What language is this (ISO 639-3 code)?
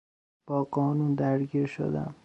fas